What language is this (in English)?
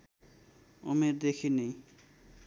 Nepali